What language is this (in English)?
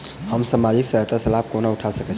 Maithili